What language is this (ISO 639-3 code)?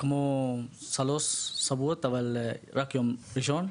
heb